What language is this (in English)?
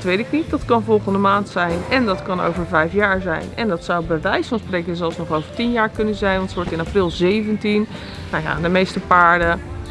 Dutch